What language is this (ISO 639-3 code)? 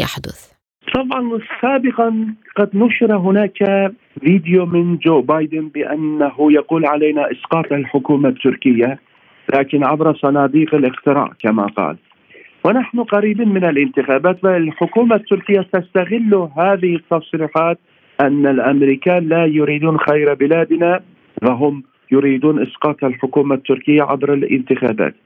ara